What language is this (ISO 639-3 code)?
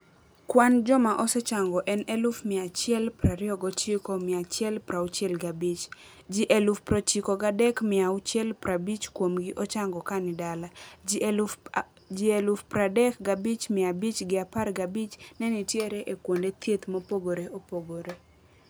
luo